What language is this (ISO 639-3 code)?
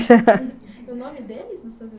por